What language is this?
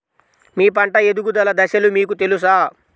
Telugu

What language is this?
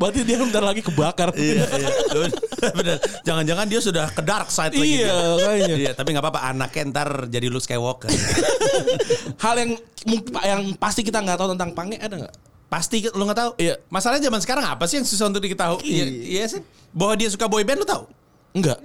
Indonesian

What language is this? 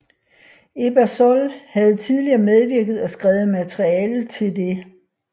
Danish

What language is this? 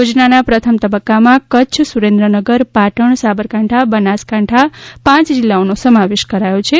Gujarati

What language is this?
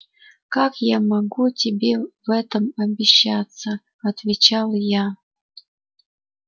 Russian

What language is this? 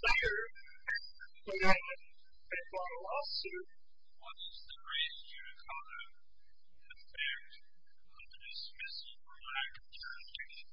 English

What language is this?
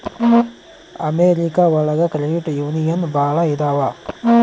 Kannada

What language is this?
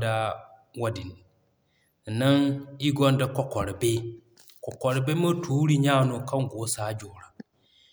Zarma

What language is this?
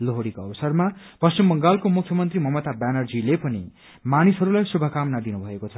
Nepali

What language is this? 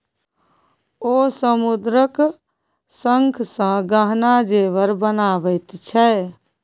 Maithili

